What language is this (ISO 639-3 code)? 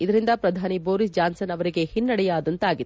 kan